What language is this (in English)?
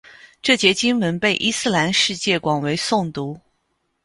Chinese